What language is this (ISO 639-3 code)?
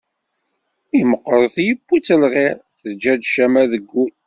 kab